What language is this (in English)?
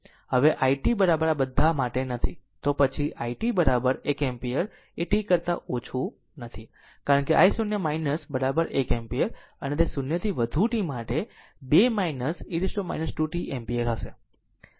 Gujarati